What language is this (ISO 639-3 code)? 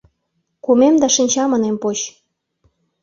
chm